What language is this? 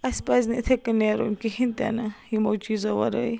Kashmiri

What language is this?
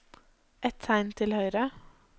Norwegian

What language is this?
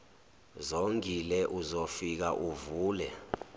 Zulu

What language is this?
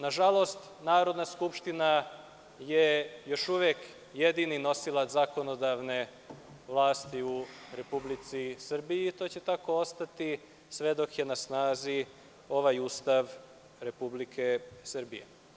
Serbian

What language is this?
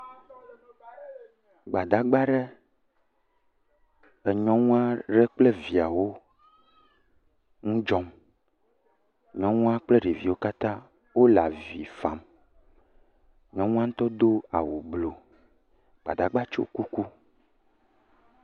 Ewe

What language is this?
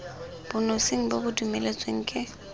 Tswana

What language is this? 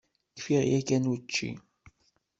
Kabyle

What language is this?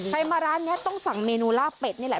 Thai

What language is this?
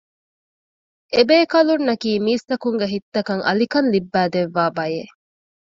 Divehi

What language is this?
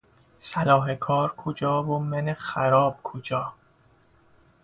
Persian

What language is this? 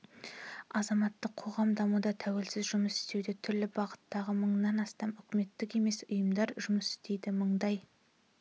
Kazakh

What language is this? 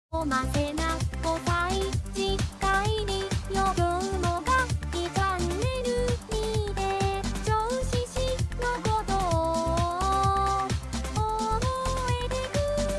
Japanese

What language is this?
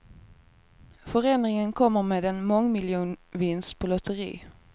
Swedish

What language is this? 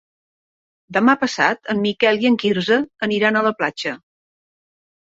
Catalan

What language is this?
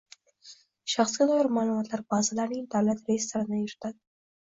Uzbek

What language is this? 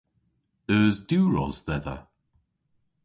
Cornish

